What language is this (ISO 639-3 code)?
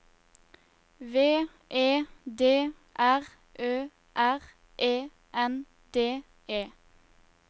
nor